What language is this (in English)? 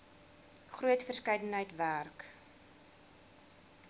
Afrikaans